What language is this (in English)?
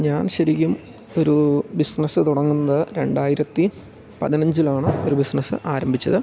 Malayalam